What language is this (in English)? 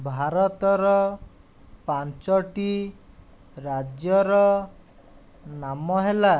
Odia